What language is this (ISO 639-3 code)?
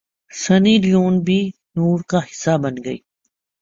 urd